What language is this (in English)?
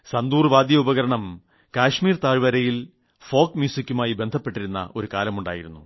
Malayalam